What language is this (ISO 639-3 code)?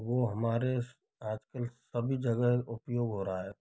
hin